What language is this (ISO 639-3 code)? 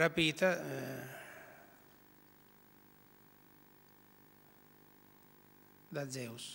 ita